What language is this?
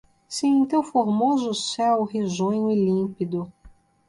Portuguese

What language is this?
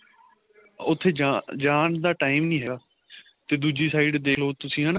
Punjabi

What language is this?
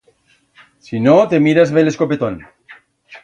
Aragonese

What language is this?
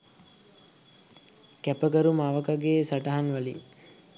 Sinhala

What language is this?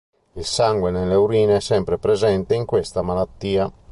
Italian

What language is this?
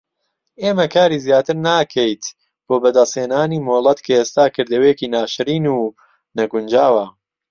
Central Kurdish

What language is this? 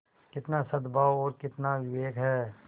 Hindi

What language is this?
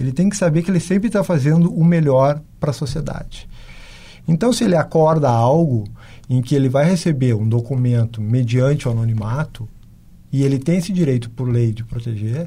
Portuguese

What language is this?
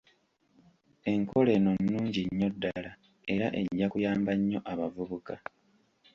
Ganda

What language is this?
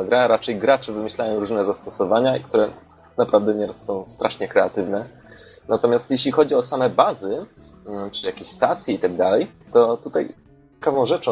Polish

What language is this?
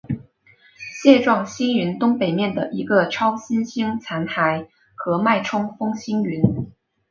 Chinese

